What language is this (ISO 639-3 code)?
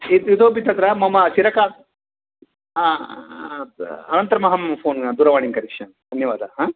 san